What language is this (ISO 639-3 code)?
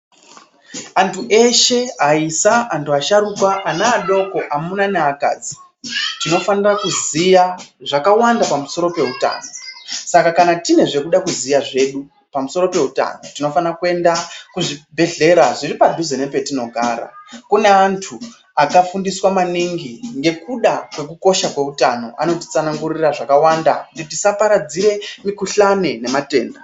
ndc